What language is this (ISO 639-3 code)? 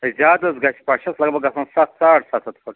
kas